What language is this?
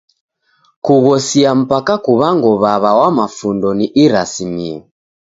Taita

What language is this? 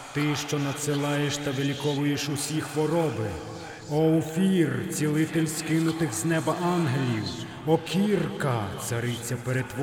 Ukrainian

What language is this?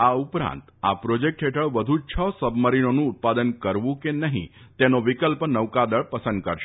Gujarati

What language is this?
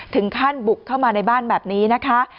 Thai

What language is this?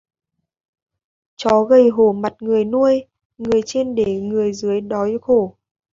Vietnamese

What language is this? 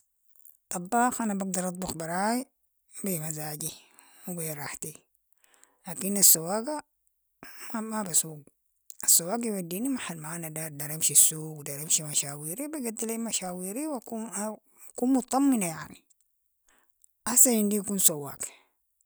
Sudanese Arabic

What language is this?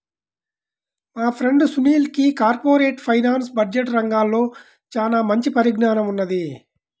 Telugu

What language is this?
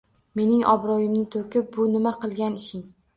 Uzbek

